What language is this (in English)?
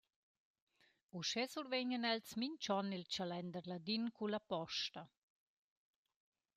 Romansh